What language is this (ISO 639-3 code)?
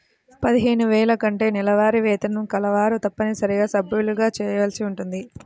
tel